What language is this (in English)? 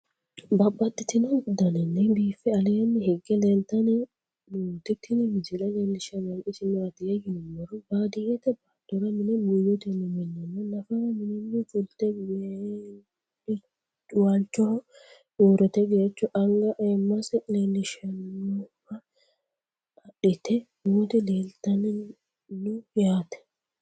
Sidamo